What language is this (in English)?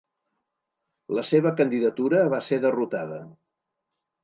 Catalan